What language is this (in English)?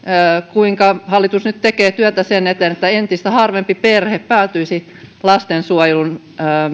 Finnish